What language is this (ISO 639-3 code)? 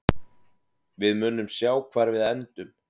isl